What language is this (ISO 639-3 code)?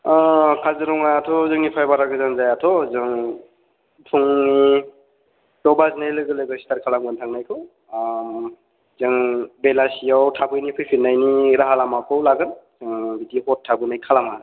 brx